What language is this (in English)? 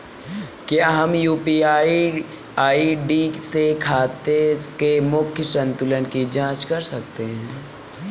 Hindi